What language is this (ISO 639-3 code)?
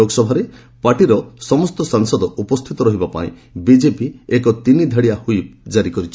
ori